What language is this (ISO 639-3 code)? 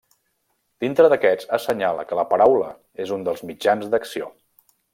cat